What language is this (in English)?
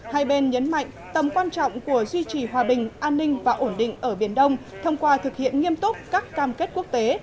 Vietnamese